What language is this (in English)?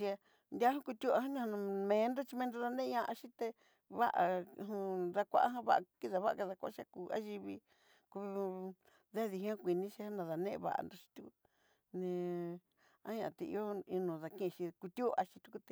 Southeastern Nochixtlán Mixtec